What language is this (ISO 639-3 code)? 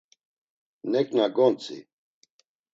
lzz